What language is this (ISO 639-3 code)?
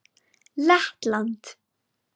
isl